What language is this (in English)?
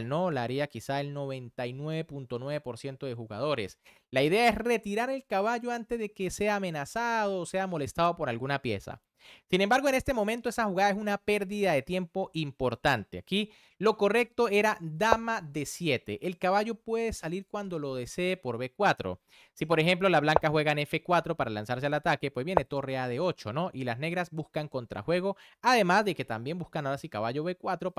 Spanish